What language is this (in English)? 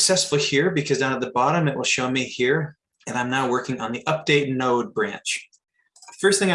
English